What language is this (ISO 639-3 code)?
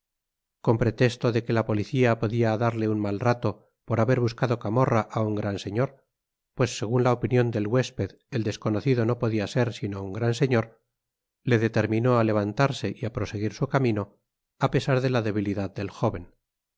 spa